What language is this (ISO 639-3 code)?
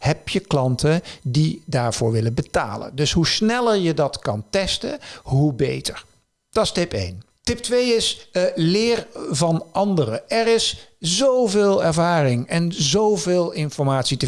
nld